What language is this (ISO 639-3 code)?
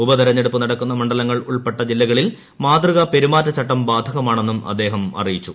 mal